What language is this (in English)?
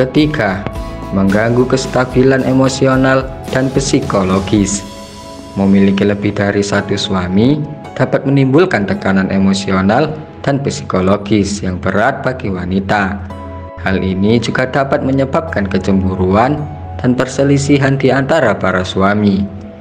Indonesian